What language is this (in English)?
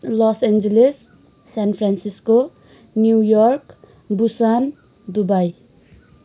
Nepali